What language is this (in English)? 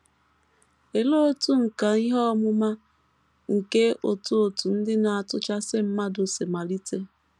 Igbo